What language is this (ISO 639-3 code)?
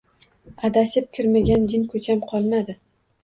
uzb